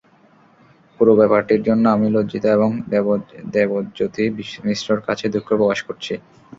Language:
Bangla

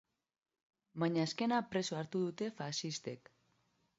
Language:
Basque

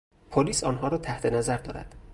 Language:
Persian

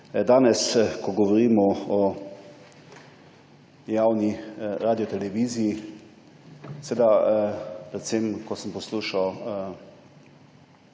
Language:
Slovenian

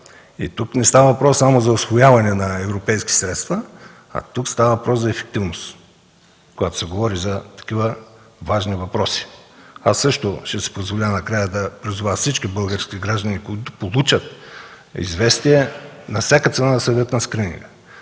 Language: Bulgarian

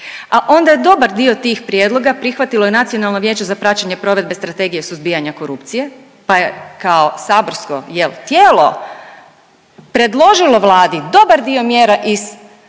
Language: Croatian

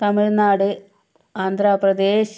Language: Malayalam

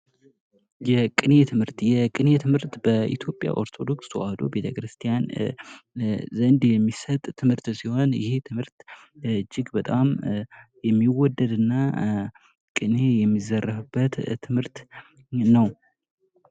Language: Amharic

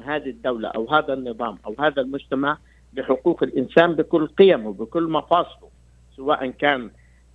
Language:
Arabic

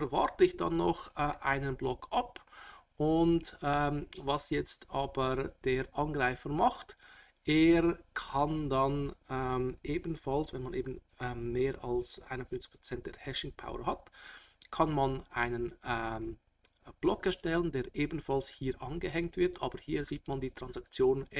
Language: German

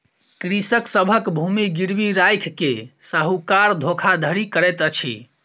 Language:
Maithili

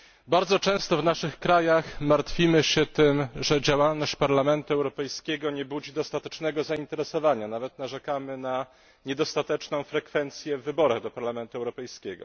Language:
Polish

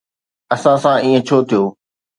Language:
Sindhi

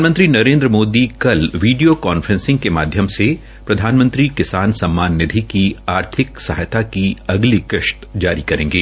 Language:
Hindi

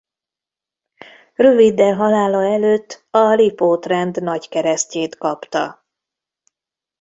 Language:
Hungarian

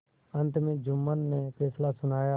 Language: Hindi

